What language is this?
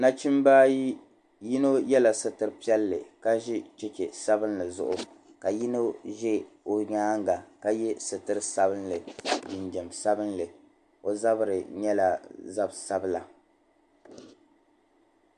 Dagbani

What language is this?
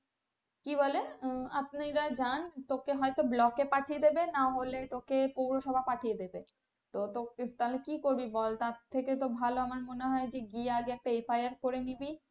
Bangla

